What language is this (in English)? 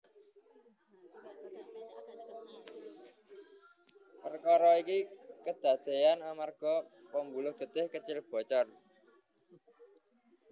Javanese